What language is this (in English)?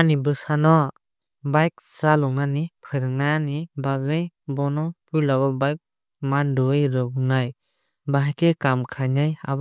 Kok Borok